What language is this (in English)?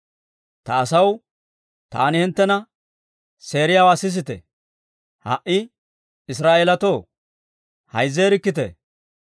Dawro